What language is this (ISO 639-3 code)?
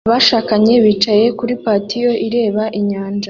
kin